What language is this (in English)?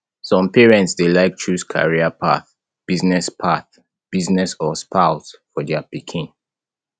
Nigerian Pidgin